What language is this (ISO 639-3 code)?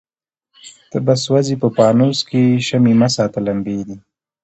pus